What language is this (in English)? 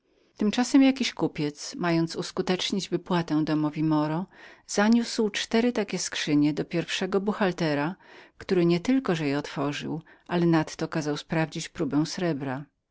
Polish